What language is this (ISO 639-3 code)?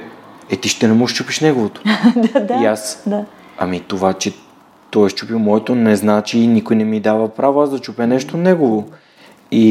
bul